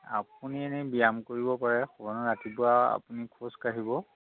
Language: Assamese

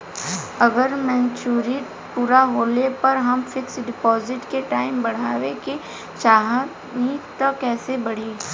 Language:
Bhojpuri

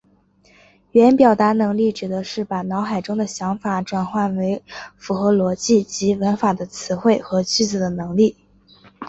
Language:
Chinese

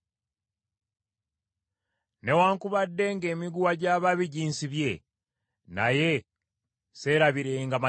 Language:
Ganda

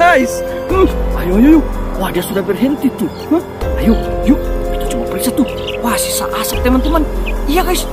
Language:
Indonesian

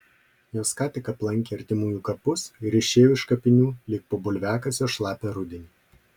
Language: Lithuanian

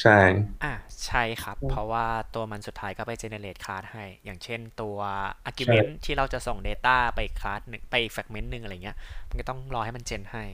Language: Thai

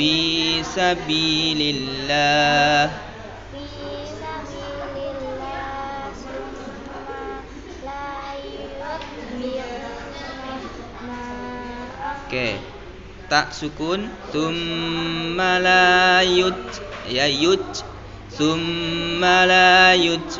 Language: Indonesian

